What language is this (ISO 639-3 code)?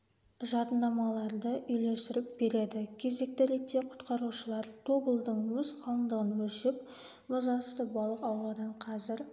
kaz